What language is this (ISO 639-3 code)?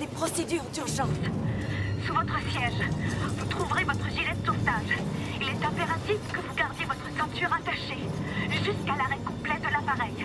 fra